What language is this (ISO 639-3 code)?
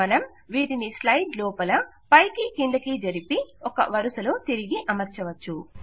tel